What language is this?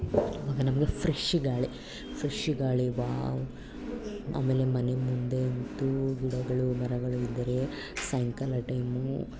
Kannada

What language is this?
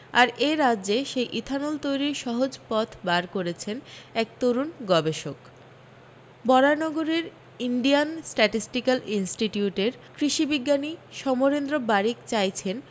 Bangla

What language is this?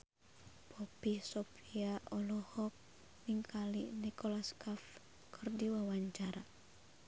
Sundanese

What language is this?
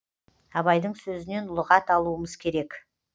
Kazakh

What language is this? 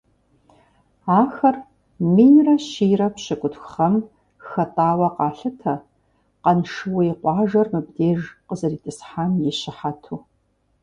Kabardian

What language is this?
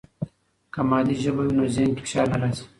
Pashto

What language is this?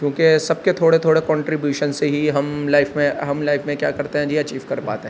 Urdu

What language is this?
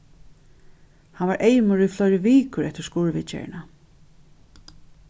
Faroese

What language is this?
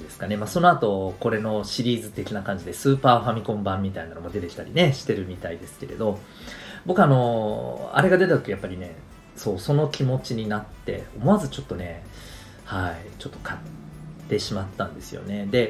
Japanese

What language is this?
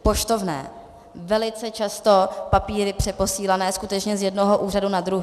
Czech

